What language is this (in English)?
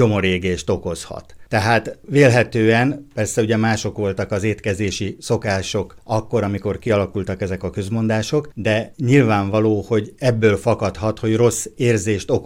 Hungarian